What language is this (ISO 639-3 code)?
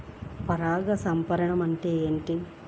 tel